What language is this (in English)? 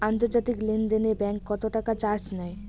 Bangla